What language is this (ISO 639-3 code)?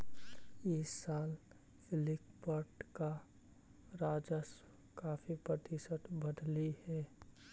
mag